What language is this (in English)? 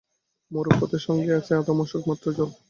Bangla